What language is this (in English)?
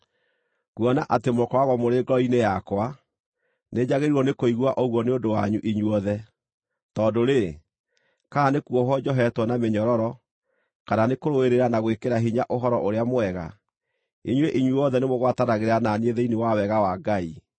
Kikuyu